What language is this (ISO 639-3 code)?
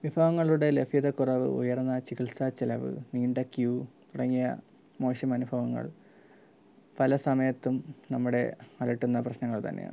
mal